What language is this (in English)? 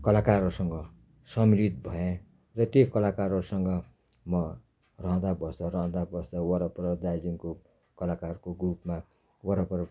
Nepali